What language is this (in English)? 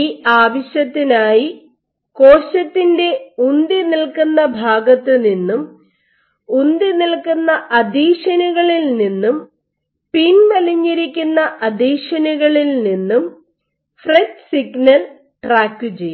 Malayalam